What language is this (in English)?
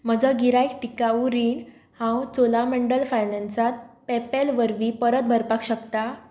Konkani